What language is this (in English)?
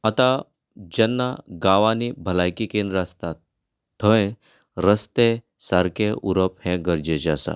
Konkani